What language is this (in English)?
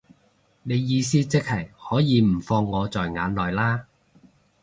Cantonese